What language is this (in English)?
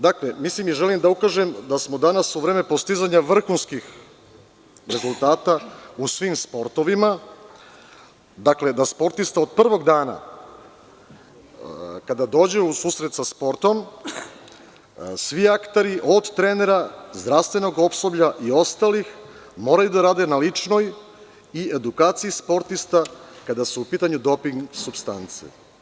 Serbian